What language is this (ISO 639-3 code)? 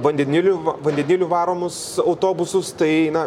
lit